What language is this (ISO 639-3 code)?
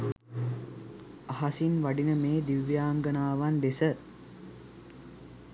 sin